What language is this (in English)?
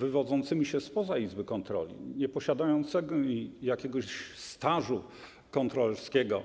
Polish